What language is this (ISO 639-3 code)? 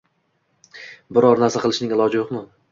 uzb